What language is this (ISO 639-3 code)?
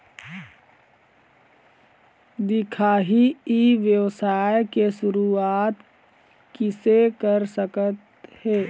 hne